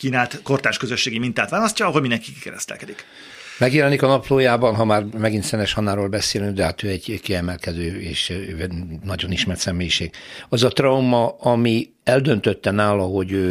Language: Hungarian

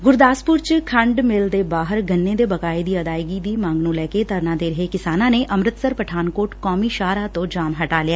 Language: Punjabi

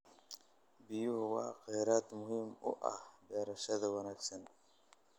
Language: Somali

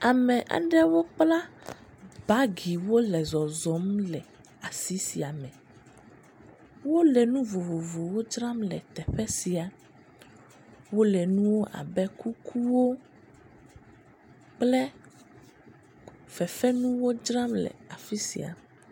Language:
Ewe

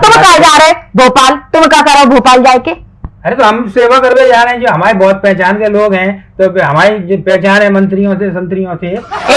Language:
Hindi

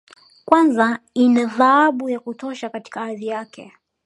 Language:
Swahili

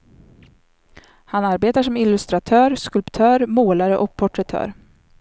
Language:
Swedish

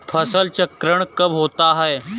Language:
Hindi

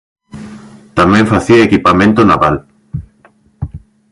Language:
Galician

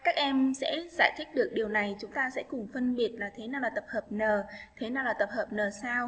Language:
Vietnamese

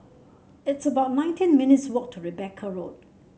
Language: English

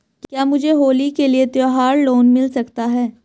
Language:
Hindi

